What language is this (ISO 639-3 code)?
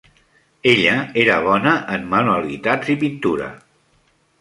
cat